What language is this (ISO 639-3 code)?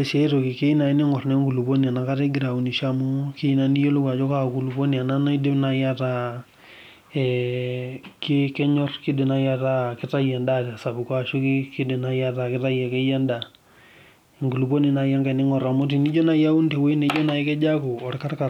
mas